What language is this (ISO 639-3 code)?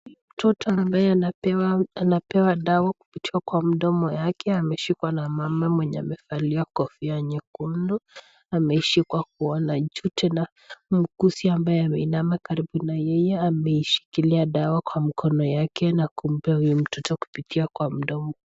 swa